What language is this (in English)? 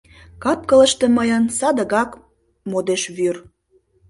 Mari